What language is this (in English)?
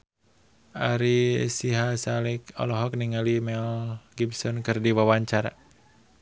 Sundanese